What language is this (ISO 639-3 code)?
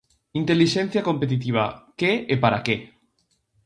glg